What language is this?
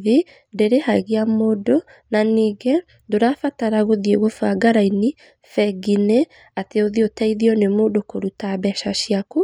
Kikuyu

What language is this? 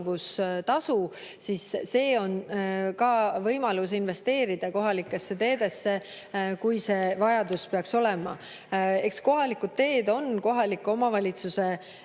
Estonian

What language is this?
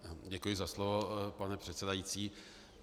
Czech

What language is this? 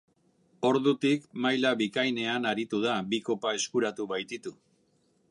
Basque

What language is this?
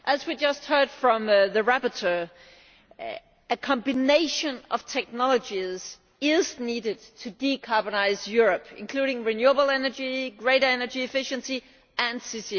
English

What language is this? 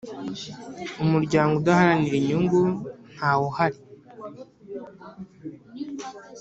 Kinyarwanda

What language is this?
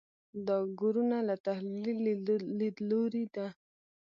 Pashto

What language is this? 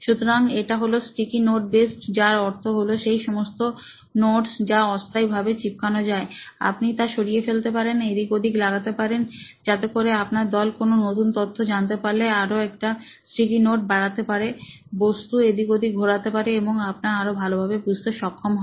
Bangla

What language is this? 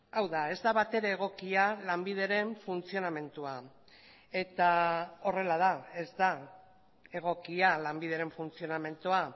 Basque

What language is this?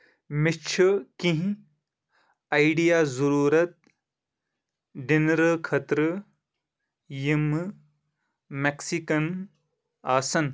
Kashmiri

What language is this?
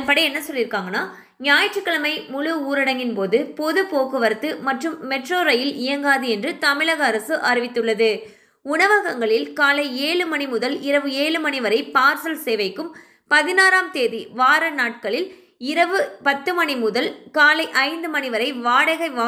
Thai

